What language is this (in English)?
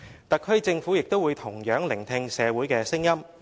Cantonese